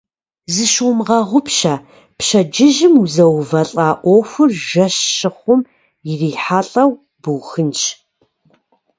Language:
Kabardian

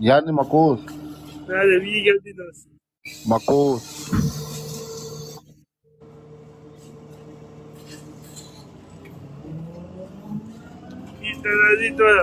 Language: Greek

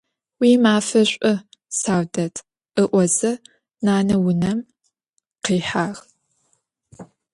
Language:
Adyghe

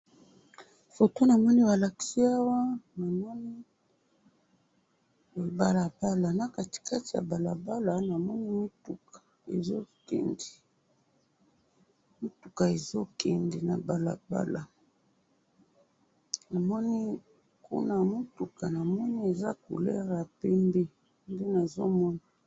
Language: Lingala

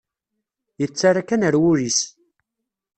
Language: Kabyle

